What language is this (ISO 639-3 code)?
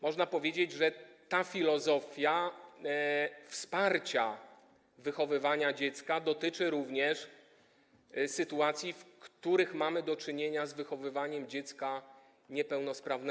pol